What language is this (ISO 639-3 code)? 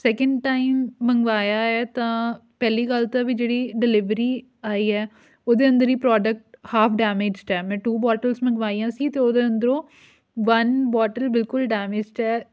pan